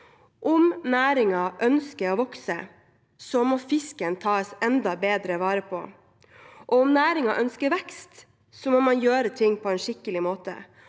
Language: Norwegian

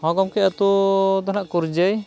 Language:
Santali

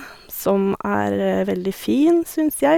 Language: Norwegian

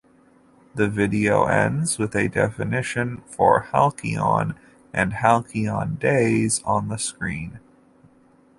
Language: English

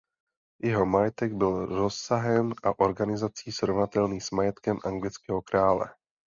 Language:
Czech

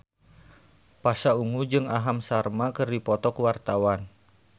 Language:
Sundanese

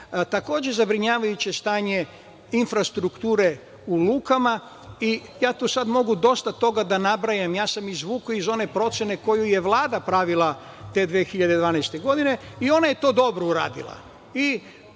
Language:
Serbian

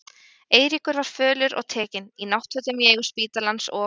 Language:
Icelandic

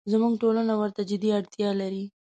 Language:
Pashto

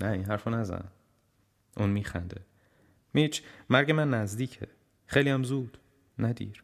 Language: Persian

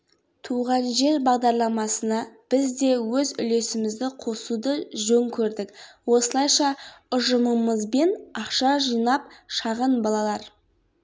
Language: Kazakh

